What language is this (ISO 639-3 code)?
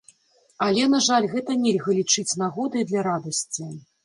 bel